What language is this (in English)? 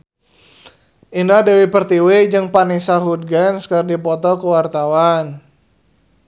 Sundanese